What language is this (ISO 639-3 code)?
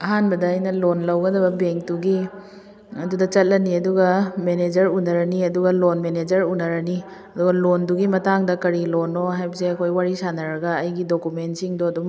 mni